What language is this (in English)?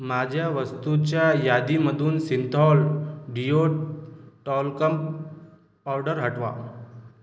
Marathi